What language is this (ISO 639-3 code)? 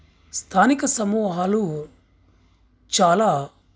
tel